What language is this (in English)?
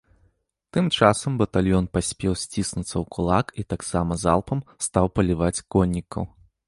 Belarusian